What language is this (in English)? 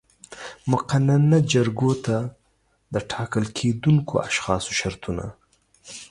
Pashto